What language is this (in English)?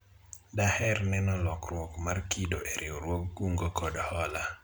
Luo (Kenya and Tanzania)